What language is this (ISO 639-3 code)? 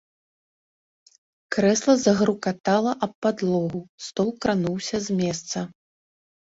bel